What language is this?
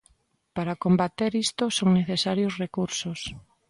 Galician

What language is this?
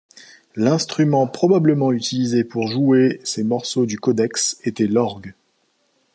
French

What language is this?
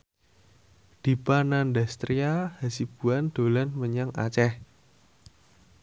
Javanese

